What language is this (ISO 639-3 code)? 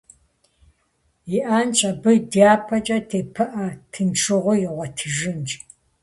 kbd